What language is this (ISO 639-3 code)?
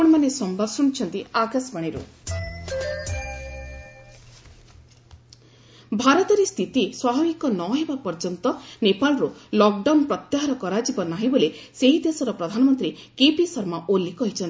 ori